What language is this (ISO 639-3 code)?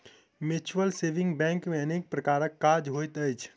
mai